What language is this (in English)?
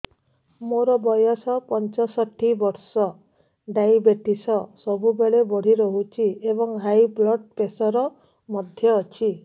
Odia